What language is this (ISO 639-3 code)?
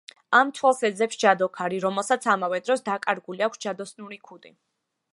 kat